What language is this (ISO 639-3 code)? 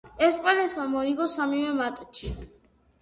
kat